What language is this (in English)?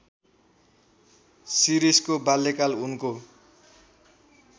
Nepali